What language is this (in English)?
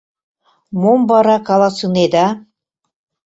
Mari